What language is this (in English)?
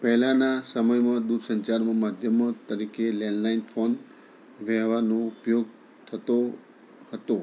Gujarati